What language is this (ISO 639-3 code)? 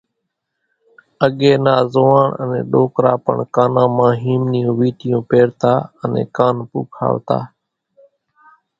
gjk